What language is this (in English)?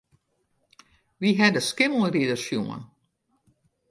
Western Frisian